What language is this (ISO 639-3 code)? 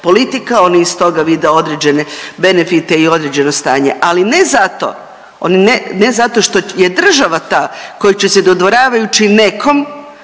hrv